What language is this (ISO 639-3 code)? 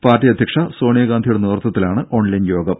mal